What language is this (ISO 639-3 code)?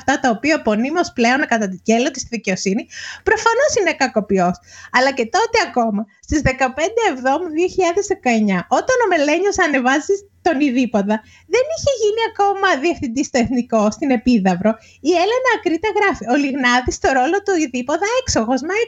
ell